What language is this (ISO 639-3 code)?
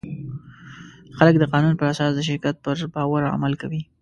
pus